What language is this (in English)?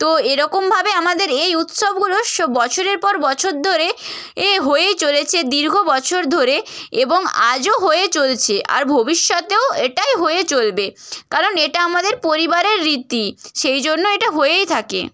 Bangla